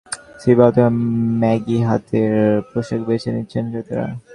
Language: Bangla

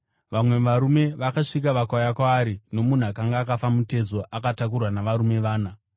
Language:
Shona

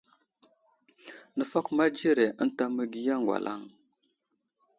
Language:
Wuzlam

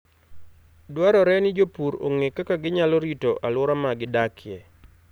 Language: Luo (Kenya and Tanzania)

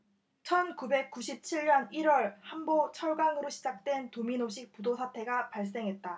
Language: Korean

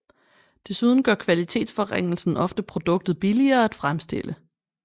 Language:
Danish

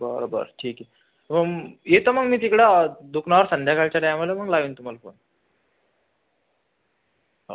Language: Marathi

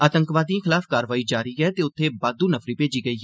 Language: Dogri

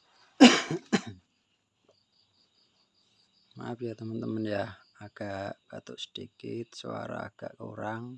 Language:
Indonesian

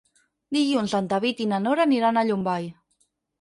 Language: Catalan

